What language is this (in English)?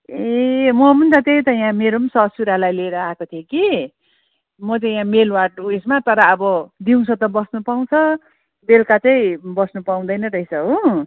Nepali